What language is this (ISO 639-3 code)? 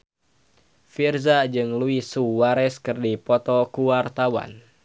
sun